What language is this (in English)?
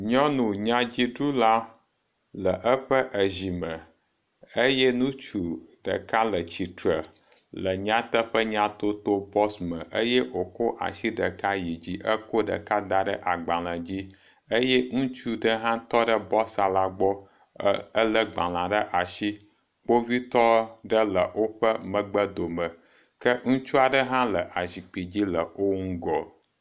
Ewe